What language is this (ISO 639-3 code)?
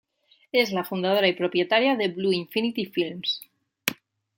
spa